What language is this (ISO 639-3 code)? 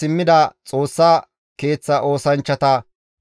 gmv